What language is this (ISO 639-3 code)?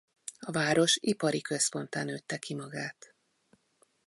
hun